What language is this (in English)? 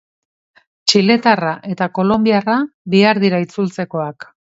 Basque